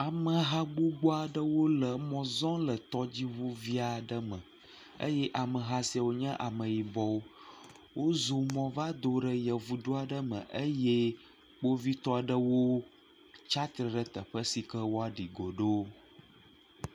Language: Ewe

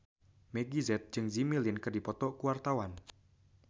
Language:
Sundanese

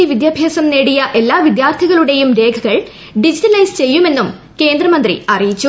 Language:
Malayalam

